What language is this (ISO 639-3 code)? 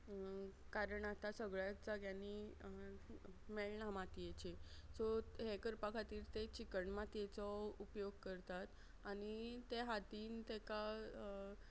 kok